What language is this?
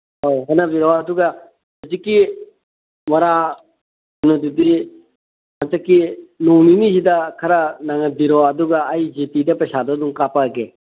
Manipuri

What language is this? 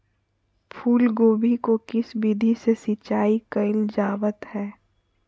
Magahi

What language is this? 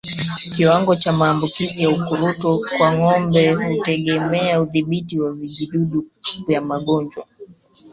Swahili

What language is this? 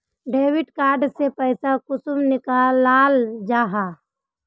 Magahi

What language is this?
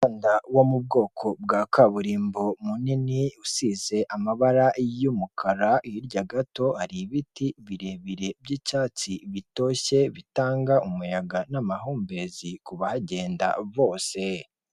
Kinyarwanda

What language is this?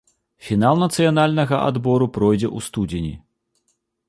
Belarusian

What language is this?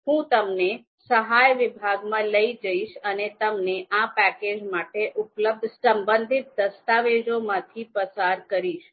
Gujarati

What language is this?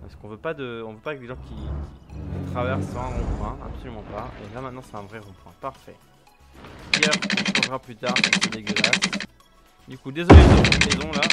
French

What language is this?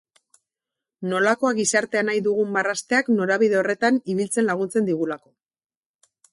Basque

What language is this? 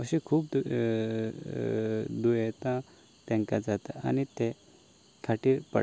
Konkani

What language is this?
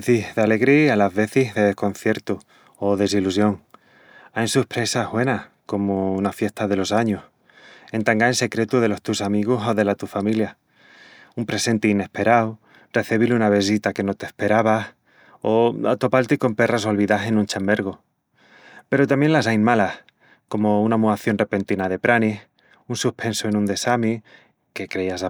Extremaduran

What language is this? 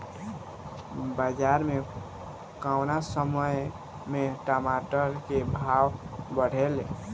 Bhojpuri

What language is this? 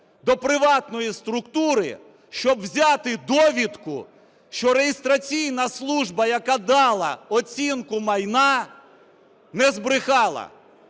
Ukrainian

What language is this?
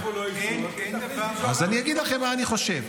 Hebrew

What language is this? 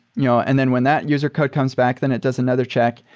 English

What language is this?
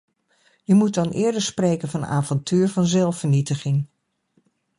Dutch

